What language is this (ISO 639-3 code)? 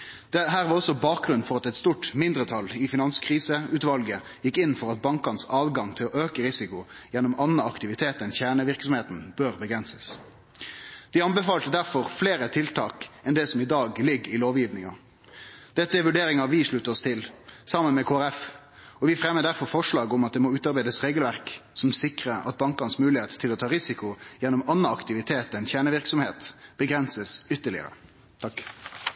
nno